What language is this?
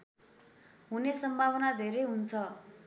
Nepali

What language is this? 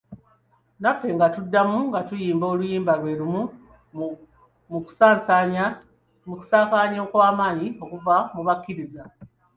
Ganda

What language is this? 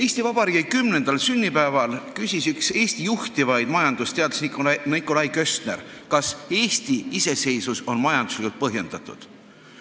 Estonian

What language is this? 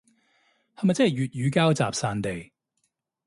Cantonese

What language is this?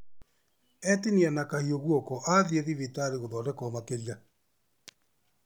Kikuyu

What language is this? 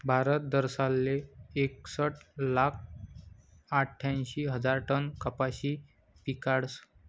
Marathi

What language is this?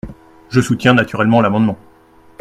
French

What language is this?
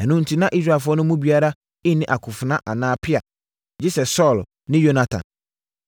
Akan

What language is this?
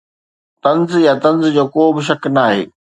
Sindhi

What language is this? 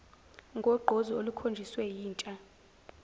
Zulu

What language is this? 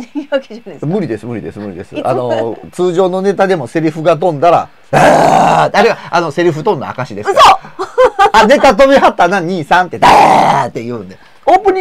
Japanese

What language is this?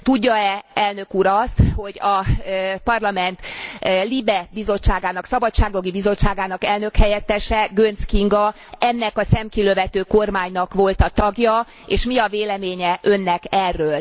Hungarian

